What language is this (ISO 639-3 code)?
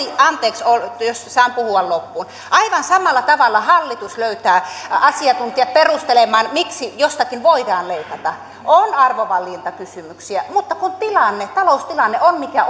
fin